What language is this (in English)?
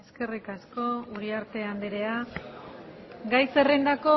Basque